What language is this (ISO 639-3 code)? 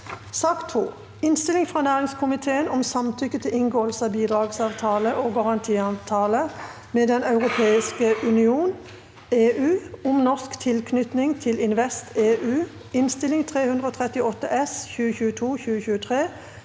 nor